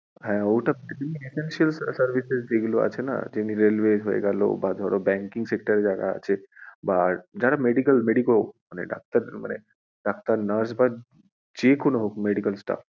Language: Bangla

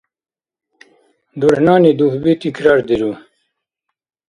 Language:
Dargwa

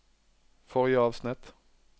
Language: Norwegian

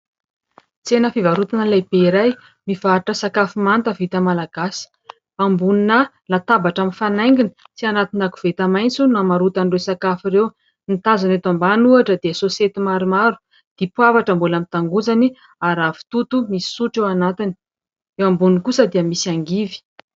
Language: Malagasy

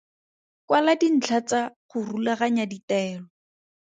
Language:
Tswana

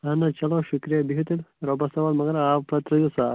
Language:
Kashmiri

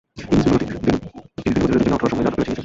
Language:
Bangla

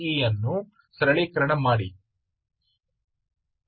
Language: Kannada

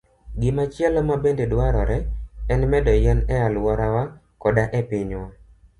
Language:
Luo (Kenya and Tanzania)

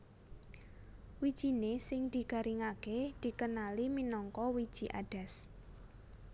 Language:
Javanese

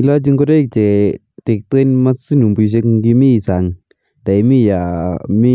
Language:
Kalenjin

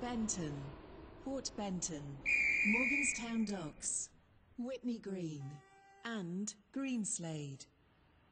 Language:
English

